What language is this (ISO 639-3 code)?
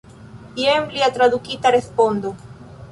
epo